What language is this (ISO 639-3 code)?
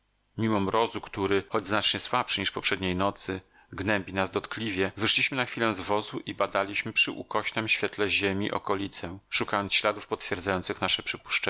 pol